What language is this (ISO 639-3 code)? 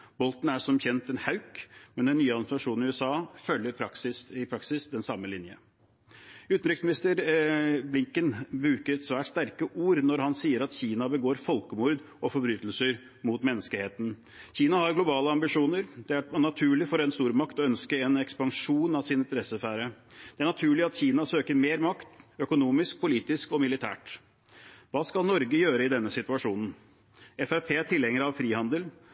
nob